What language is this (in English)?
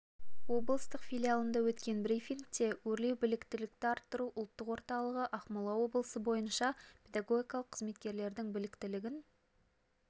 Kazakh